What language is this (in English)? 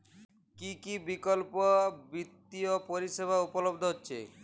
Bangla